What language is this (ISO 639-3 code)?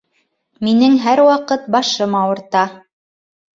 bak